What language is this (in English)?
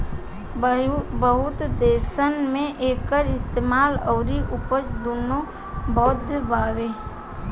Bhojpuri